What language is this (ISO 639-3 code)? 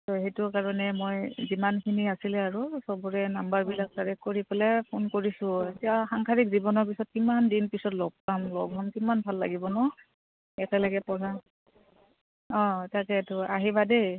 asm